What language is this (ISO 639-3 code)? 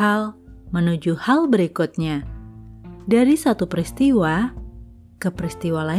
ind